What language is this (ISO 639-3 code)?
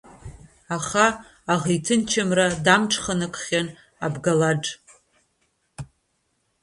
abk